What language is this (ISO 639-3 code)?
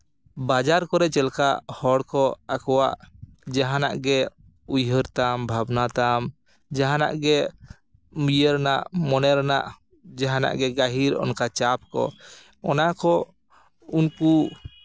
sat